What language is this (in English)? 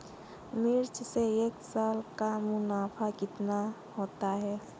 Hindi